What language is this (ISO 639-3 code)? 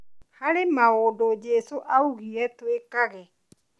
kik